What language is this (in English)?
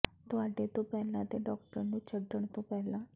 Punjabi